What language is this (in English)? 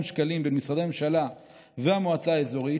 Hebrew